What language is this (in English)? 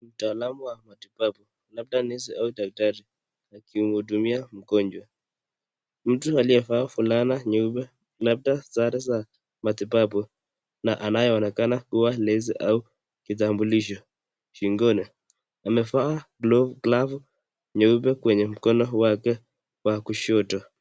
Swahili